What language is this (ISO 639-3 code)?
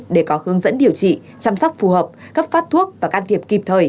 vie